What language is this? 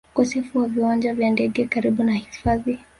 Swahili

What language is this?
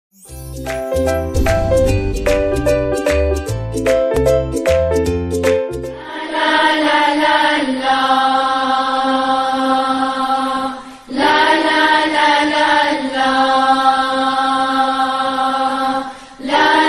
Arabic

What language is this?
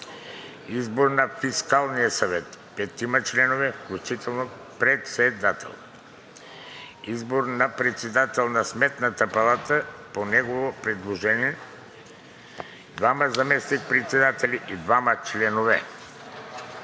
Bulgarian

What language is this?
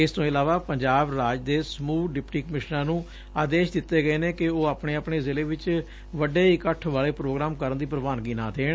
Punjabi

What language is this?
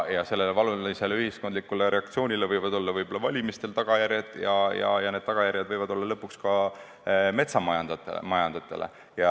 Estonian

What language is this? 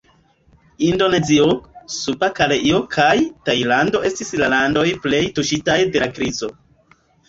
Esperanto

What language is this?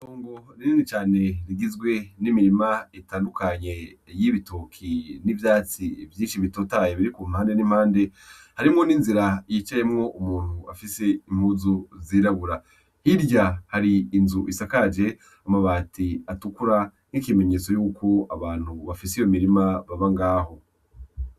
Rundi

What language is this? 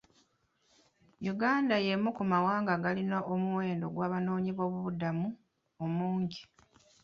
Ganda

